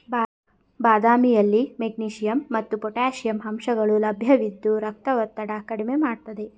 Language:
Kannada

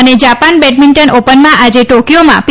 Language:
Gujarati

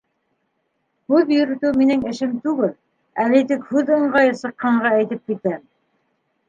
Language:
Bashkir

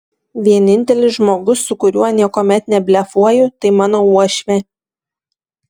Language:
Lithuanian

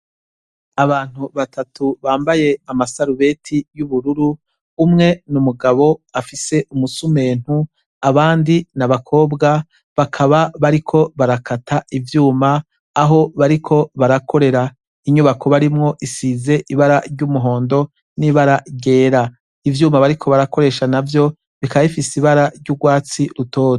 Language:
Rundi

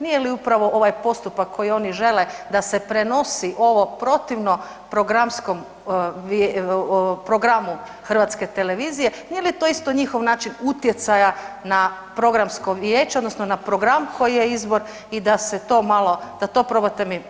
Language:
Croatian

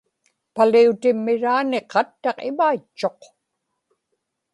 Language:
Inupiaq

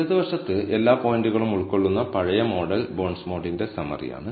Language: Malayalam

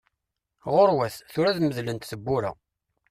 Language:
Kabyle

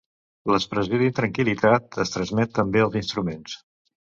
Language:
Catalan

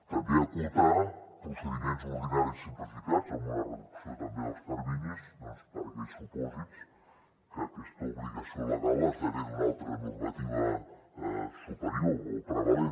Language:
Catalan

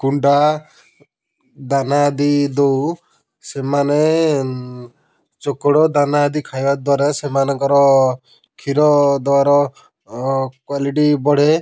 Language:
Odia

